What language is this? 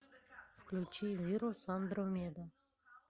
Russian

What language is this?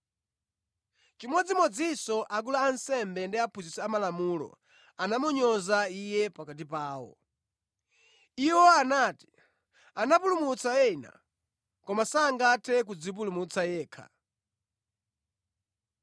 Nyanja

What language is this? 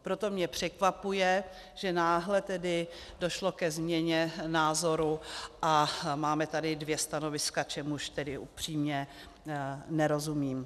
Czech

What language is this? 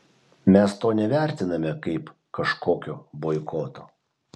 Lithuanian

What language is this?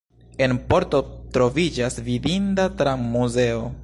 Esperanto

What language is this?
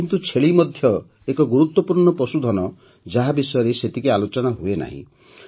Odia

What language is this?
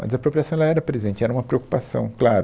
Portuguese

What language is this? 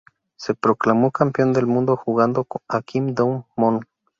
Spanish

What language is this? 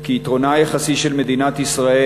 Hebrew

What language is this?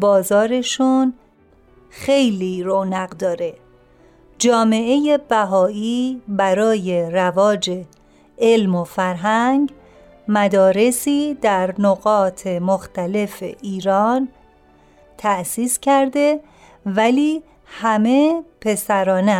Persian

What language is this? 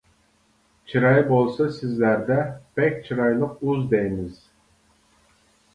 Uyghur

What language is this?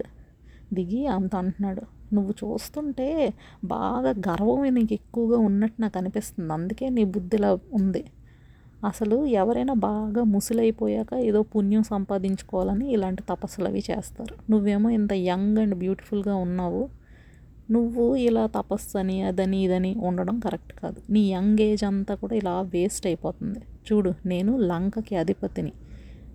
Telugu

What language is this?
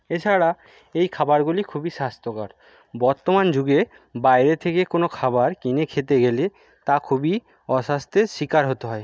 Bangla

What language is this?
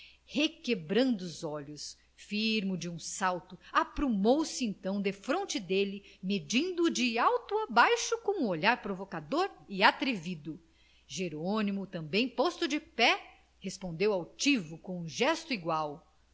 Portuguese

